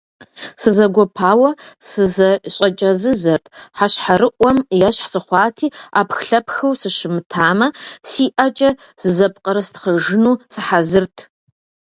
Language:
Kabardian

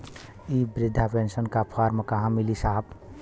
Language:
Bhojpuri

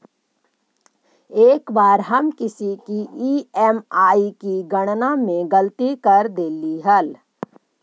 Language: Magahi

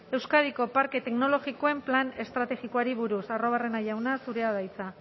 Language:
Basque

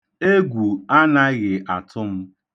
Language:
Igbo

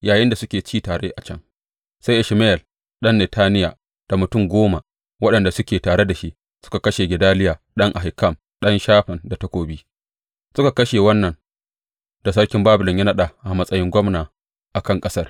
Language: Hausa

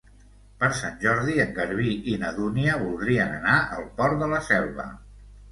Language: Catalan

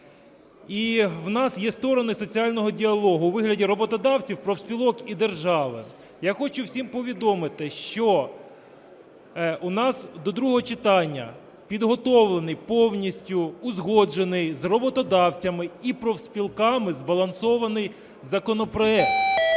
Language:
Ukrainian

